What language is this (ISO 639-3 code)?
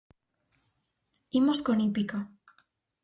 glg